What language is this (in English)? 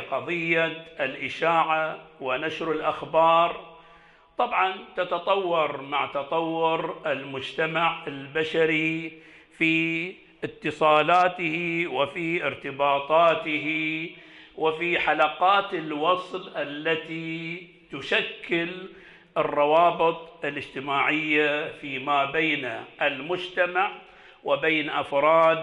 Arabic